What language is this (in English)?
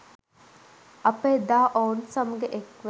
Sinhala